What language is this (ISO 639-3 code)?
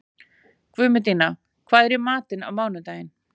isl